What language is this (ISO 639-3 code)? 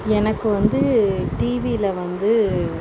tam